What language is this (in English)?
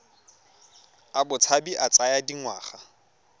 Tswana